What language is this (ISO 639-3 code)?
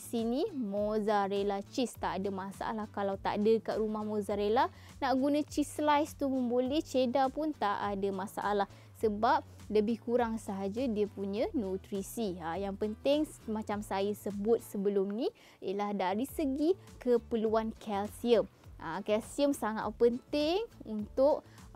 msa